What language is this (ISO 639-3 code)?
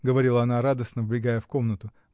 rus